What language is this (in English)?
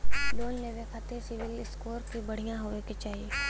Bhojpuri